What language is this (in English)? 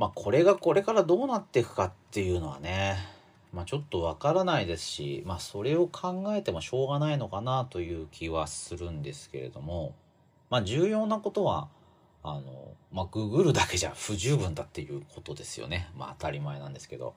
Japanese